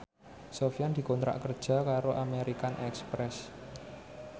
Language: Javanese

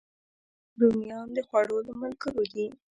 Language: Pashto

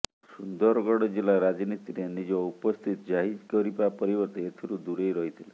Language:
Odia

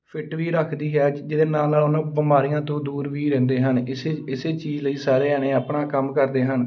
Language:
Punjabi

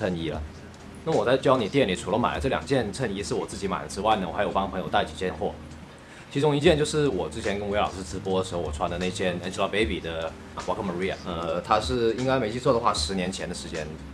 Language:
Chinese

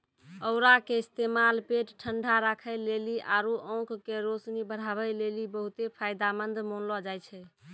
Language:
Maithili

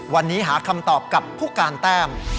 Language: Thai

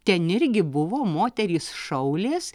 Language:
Lithuanian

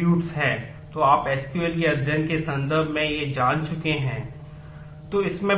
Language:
Hindi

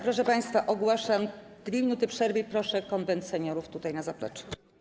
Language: Polish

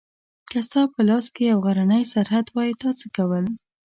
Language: Pashto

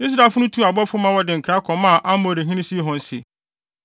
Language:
Akan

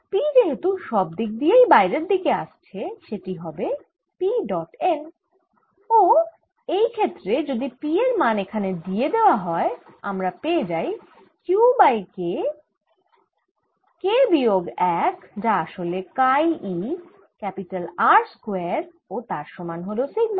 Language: Bangla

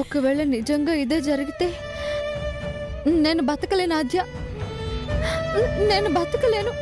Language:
Telugu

